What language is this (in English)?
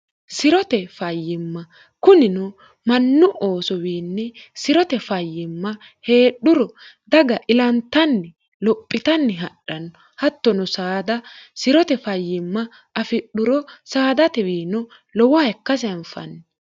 Sidamo